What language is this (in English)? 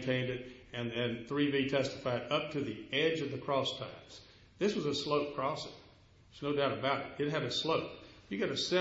English